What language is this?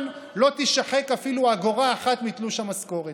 Hebrew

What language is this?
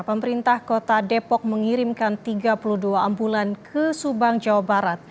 Indonesian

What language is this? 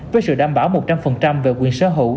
Vietnamese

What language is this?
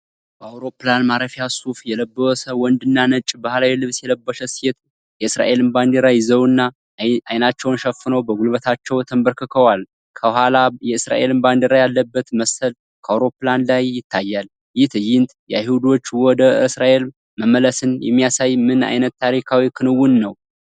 Amharic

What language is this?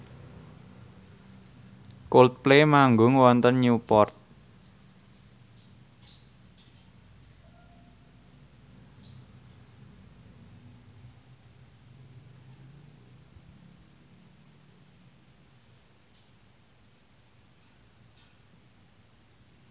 Javanese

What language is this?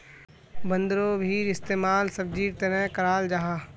Magahi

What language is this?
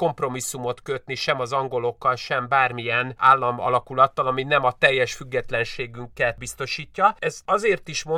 Hungarian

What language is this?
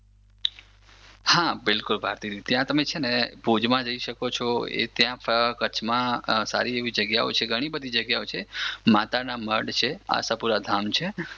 Gujarati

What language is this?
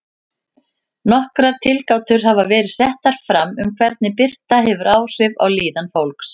Icelandic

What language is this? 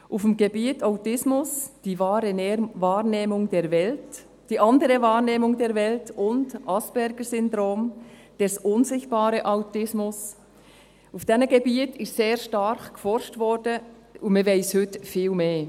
Swiss German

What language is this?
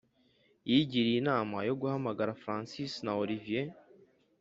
Kinyarwanda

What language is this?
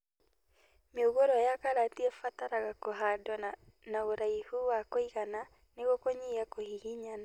Kikuyu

